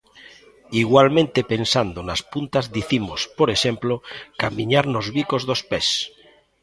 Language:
Galician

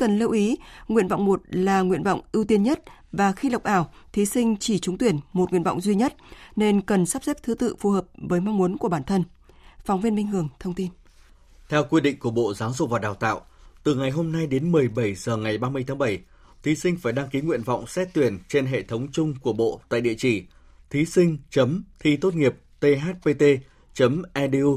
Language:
Vietnamese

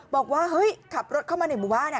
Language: Thai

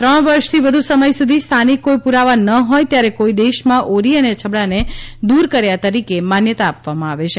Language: Gujarati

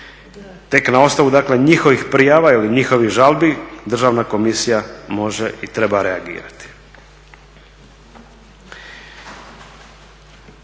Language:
Croatian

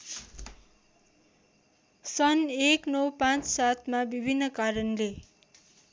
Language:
Nepali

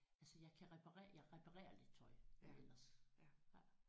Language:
Danish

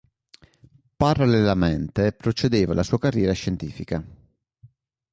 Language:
Italian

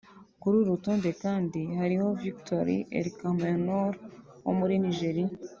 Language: Kinyarwanda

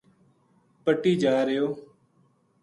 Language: Gujari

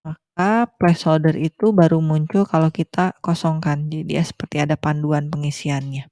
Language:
Indonesian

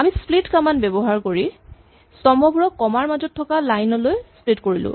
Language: Assamese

